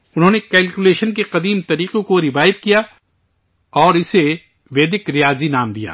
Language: Urdu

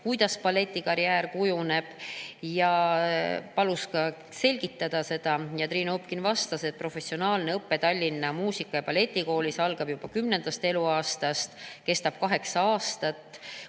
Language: Estonian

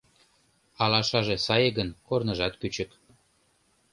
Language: Mari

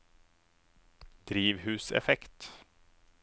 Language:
Norwegian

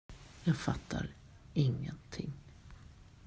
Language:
Swedish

